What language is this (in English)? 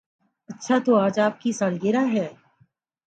Urdu